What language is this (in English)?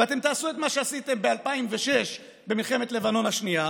Hebrew